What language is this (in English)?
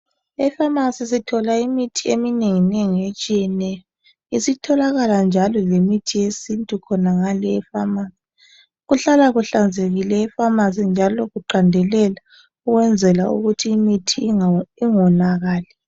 North Ndebele